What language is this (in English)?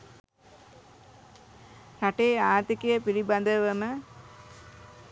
Sinhala